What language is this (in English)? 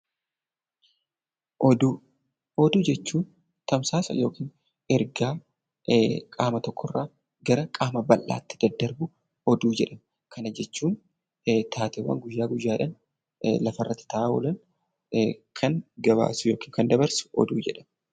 Oromo